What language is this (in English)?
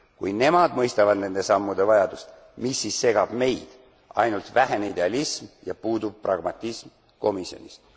Estonian